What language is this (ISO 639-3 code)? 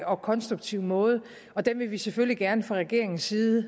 dan